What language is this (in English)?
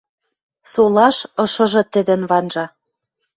Western Mari